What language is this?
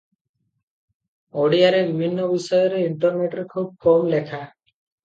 Odia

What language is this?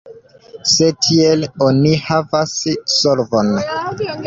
Esperanto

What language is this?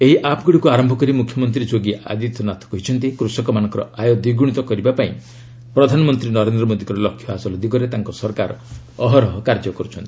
Odia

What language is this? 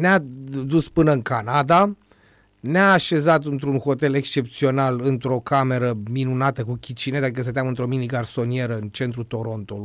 Romanian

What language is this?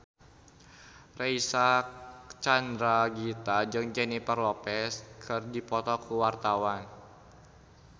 Sundanese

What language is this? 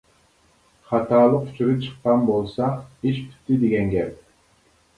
Uyghur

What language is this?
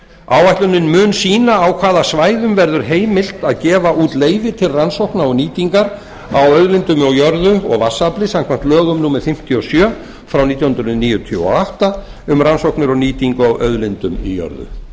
Icelandic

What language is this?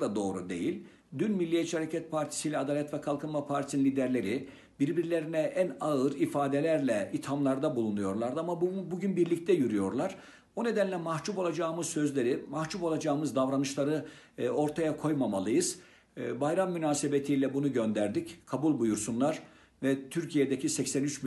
Turkish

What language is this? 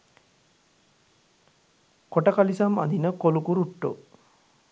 Sinhala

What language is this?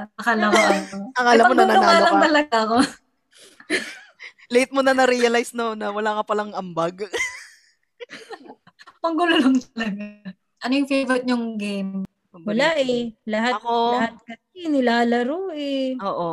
Filipino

